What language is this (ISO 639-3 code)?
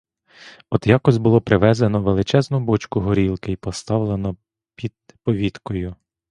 ukr